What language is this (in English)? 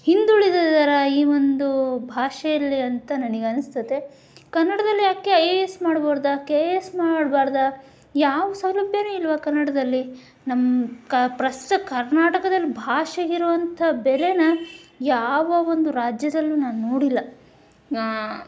Kannada